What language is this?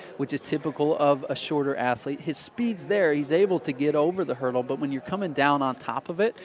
English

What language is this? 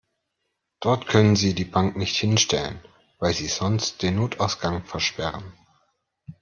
German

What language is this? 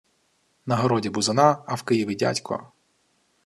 Ukrainian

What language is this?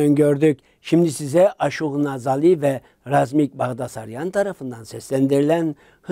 Turkish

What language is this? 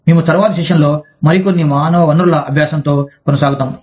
Telugu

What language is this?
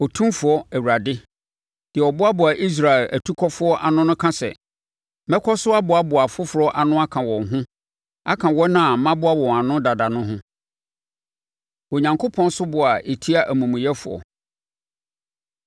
Akan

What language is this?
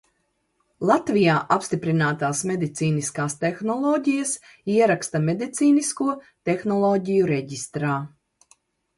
Latvian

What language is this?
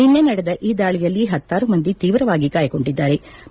Kannada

